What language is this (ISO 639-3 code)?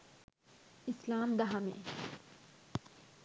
sin